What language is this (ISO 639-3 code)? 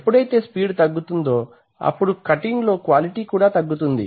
tel